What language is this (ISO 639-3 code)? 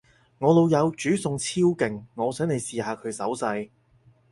yue